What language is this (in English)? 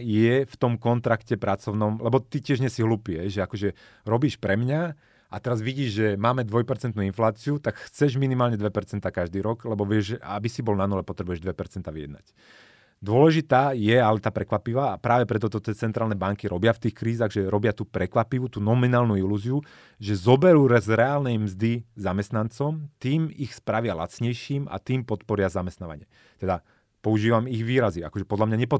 Slovak